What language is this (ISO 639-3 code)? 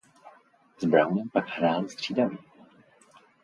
ces